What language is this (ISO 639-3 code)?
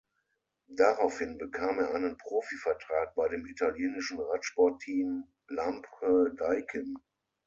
deu